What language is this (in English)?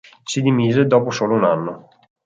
Italian